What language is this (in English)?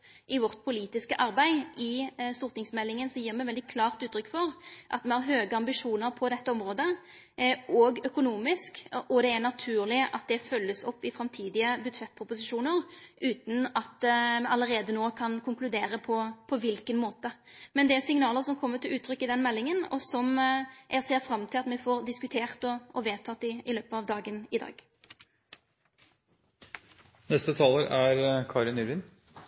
Norwegian Nynorsk